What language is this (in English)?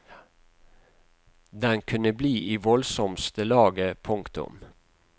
Norwegian